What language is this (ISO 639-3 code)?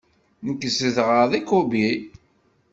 kab